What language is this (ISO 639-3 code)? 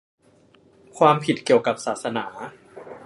tha